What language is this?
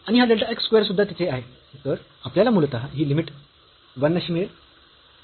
Marathi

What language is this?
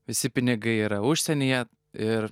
Lithuanian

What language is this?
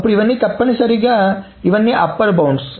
Telugu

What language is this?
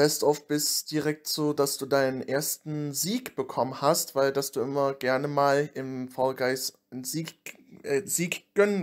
German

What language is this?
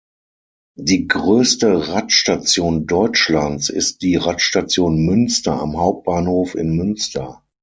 German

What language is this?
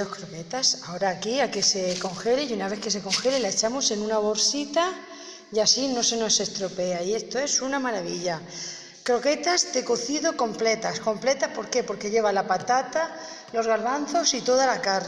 Spanish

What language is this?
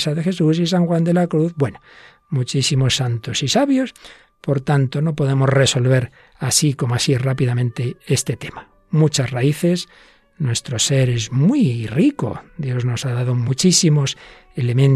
Spanish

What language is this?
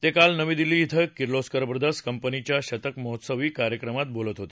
Marathi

